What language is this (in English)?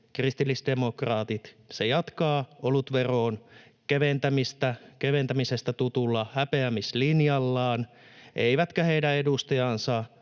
Finnish